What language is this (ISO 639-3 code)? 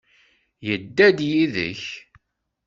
kab